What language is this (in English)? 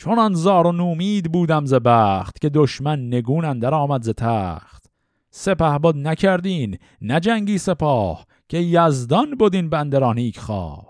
Persian